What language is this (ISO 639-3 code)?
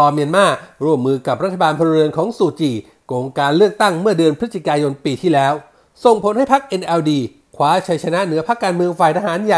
tha